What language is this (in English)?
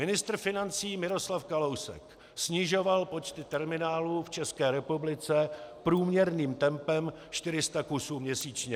Czech